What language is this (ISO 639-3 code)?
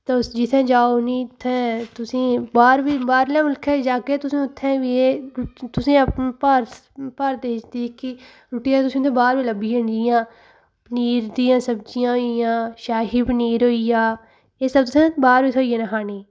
doi